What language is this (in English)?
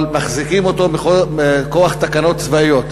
Hebrew